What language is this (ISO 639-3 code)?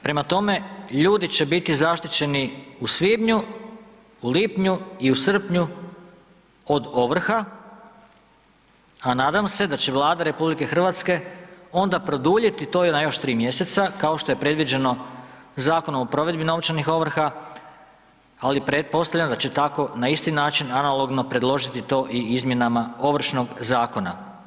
hrv